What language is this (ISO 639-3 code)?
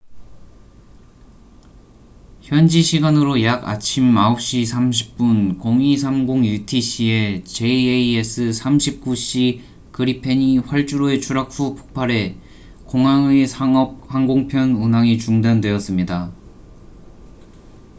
kor